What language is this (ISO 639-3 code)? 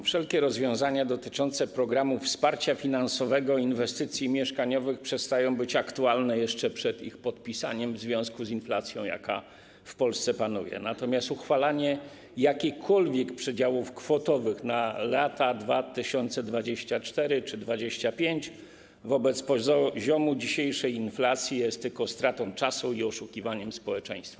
pol